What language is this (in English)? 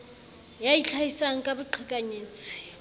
Southern Sotho